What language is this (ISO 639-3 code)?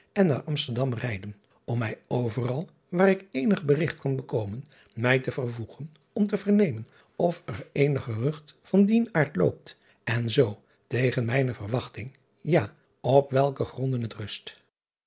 nld